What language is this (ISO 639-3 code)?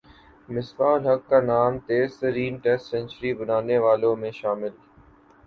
urd